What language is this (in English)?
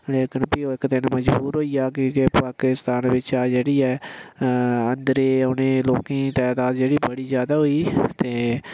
Dogri